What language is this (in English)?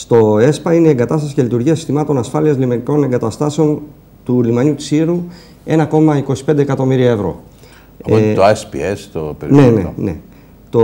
Greek